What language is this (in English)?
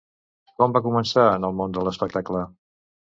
Catalan